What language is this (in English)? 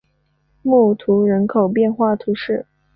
Chinese